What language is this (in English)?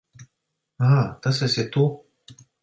Latvian